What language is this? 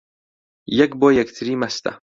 Central Kurdish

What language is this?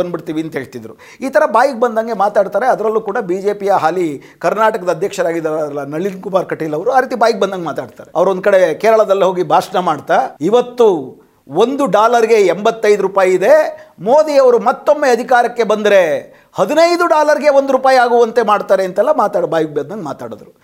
Kannada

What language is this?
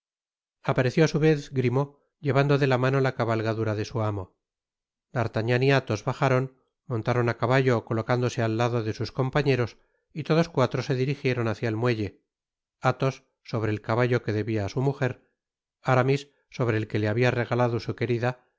Spanish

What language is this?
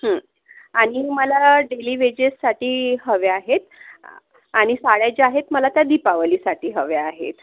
Marathi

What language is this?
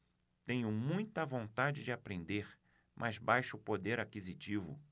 Portuguese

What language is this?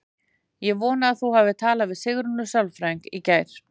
Icelandic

